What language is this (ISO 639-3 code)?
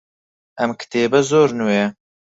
ckb